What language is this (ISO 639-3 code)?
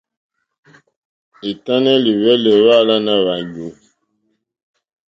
bri